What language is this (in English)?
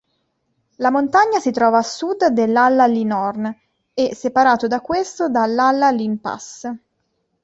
Italian